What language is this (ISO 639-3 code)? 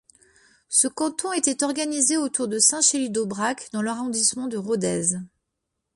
fra